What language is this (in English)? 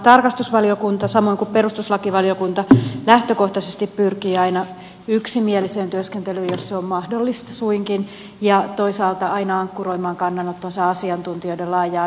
Finnish